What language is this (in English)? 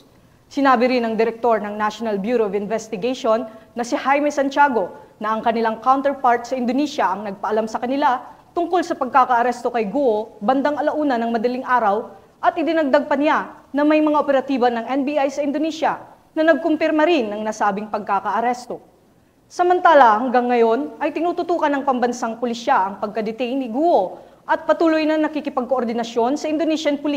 Filipino